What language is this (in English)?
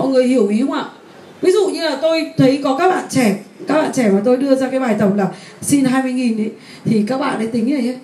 Vietnamese